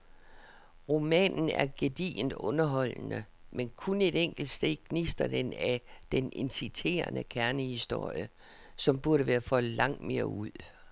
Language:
Danish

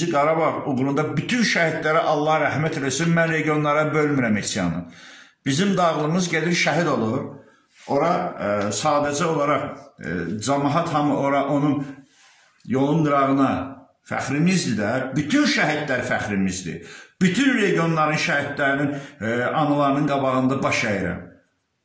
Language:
Turkish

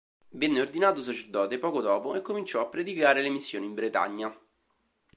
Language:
Italian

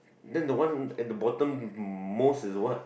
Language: English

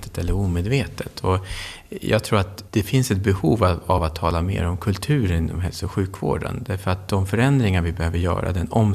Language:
Swedish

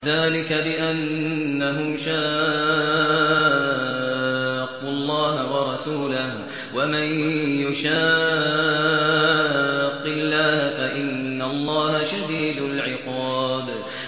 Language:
Arabic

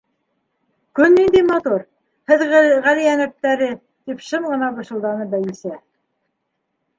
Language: Bashkir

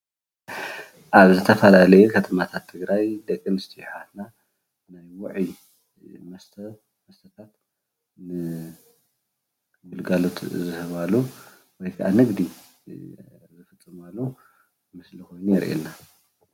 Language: Tigrinya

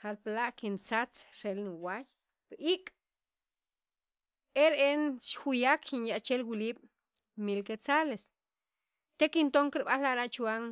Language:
Sacapulteco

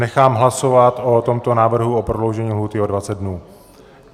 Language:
Czech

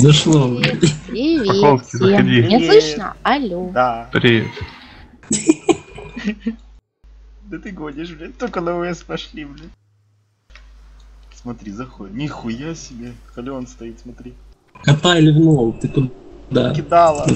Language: Russian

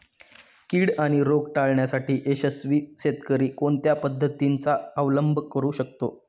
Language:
Marathi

